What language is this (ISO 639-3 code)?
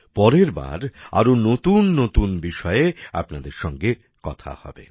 ben